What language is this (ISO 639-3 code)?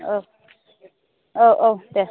brx